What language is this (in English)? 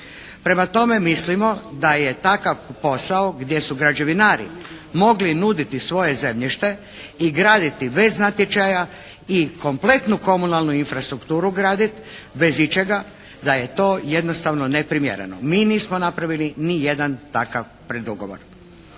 Croatian